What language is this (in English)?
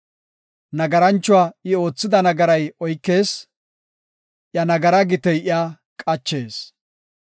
Gofa